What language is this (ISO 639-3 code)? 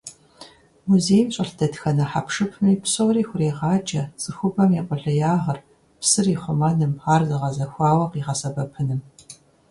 kbd